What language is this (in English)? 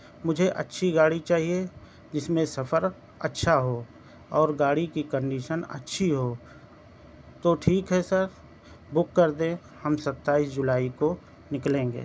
Urdu